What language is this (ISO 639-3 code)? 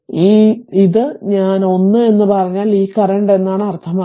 mal